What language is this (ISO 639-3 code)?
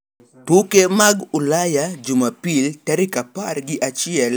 luo